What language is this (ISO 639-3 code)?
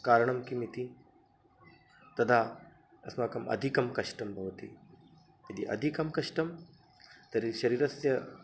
san